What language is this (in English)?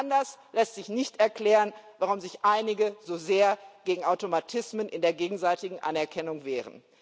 German